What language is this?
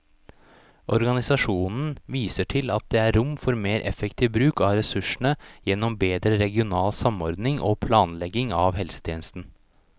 Norwegian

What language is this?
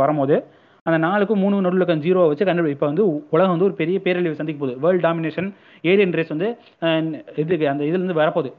Tamil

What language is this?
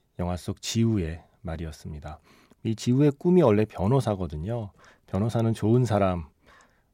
Korean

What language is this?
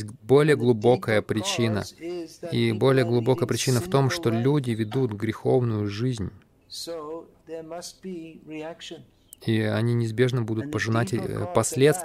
Russian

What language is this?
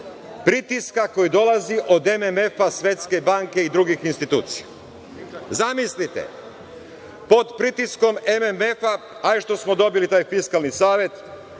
Serbian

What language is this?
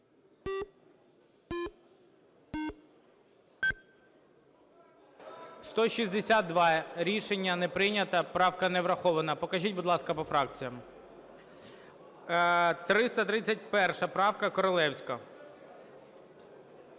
Ukrainian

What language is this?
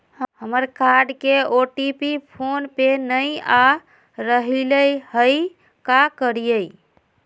Magahi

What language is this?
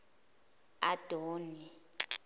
Zulu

